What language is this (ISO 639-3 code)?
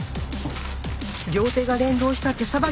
jpn